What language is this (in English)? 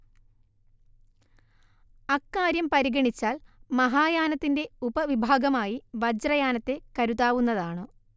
Malayalam